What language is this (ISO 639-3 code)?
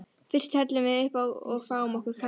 isl